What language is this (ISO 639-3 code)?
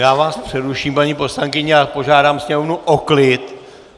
ces